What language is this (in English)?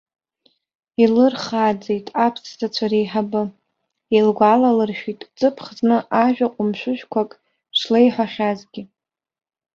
Abkhazian